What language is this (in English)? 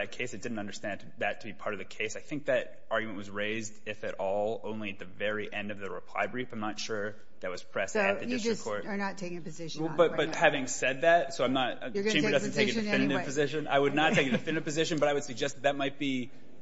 English